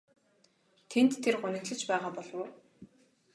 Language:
Mongolian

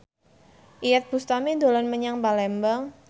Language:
Javanese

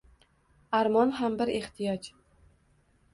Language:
Uzbek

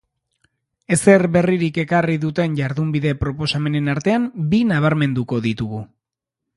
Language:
Basque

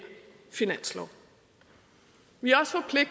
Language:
Danish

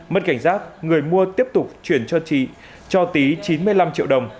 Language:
Vietnamese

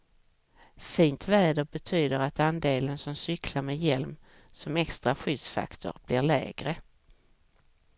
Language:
Swedish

